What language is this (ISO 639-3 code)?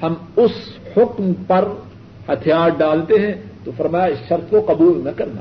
urd